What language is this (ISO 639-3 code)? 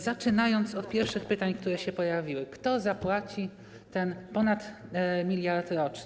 pol